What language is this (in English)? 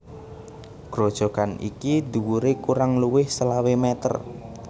Javanese